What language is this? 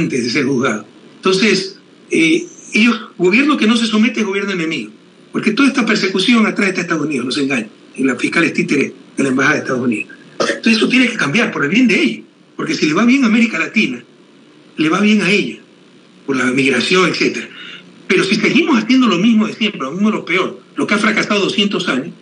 Spanish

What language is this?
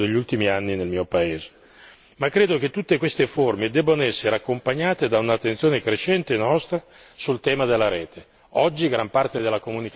Italian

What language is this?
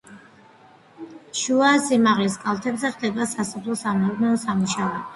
Georgian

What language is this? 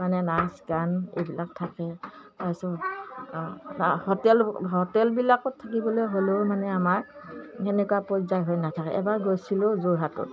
Assamese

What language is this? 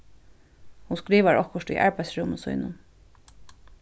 Faroese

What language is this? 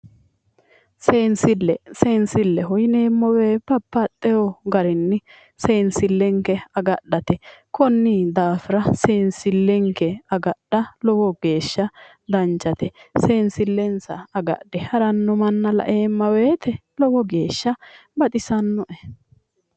Sidamo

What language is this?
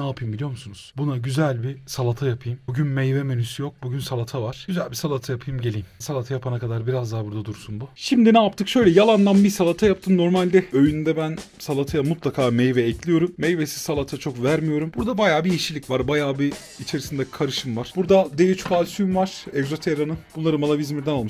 Turkish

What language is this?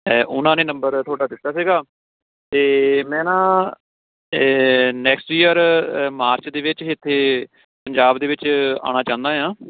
Punjabi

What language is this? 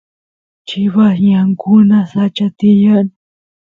Santiago del Estero Quichua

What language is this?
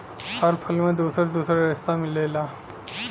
Bhojpuri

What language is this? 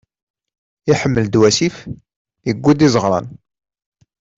Kabyle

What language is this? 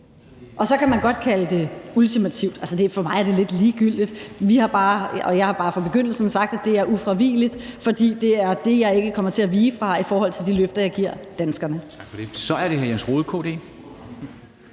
Danish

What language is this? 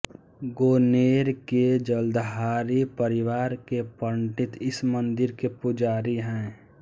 Hindi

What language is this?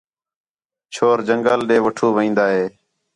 Khetrani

